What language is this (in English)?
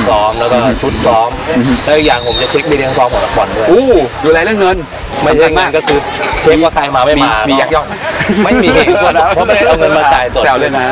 Thai